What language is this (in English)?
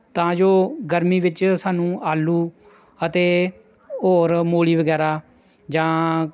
Punjabi